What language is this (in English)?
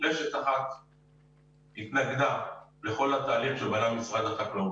Hebrew